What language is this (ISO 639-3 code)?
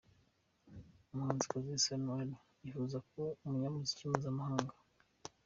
kin